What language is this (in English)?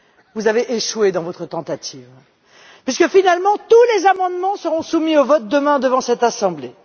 French